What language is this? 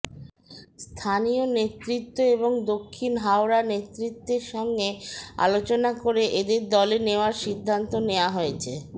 Bangla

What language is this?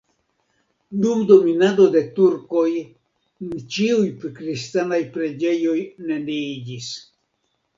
Esperanto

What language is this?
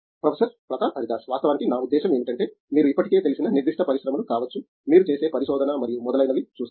Telugu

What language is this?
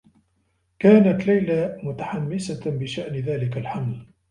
Arabic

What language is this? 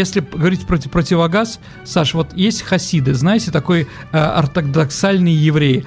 Russian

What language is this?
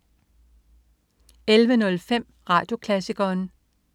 Danish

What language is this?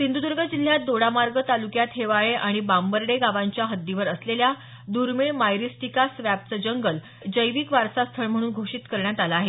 Marathi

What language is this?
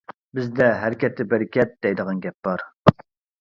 Uyghur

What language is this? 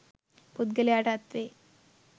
Sinhala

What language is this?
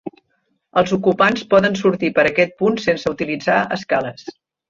Catalan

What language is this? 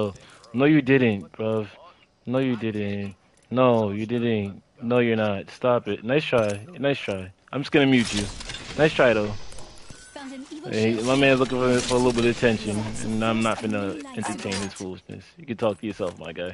English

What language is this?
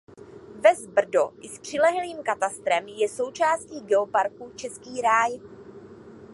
Czech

